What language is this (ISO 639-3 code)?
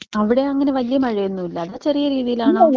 mal